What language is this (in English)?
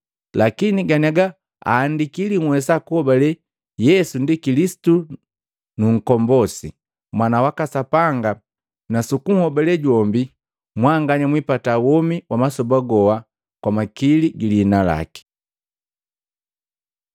Matengo